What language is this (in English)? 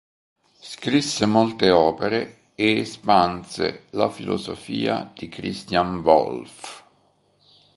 Italian